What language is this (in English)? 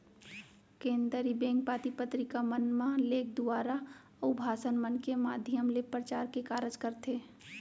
Chhattisgarhi